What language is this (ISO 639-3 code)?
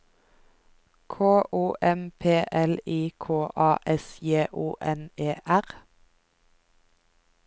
nor